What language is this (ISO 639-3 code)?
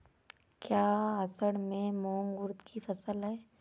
hin